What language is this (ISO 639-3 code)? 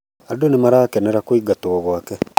kik